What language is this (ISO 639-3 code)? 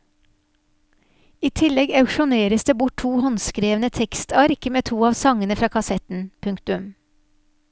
nor